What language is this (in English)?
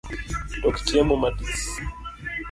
Luo (Kenya and Tanzania)